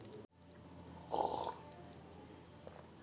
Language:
Kannada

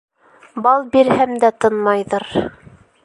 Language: Bashkir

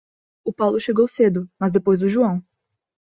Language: Portuguese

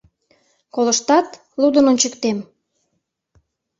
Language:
Mari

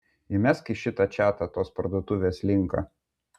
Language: Lithuanian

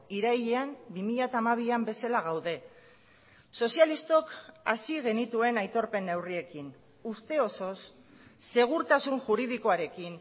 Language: Basque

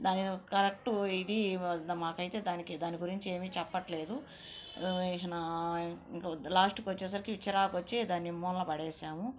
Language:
Telugu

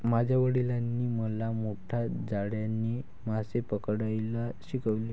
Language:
Marathi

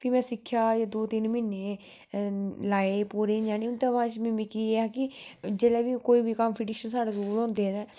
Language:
Dogri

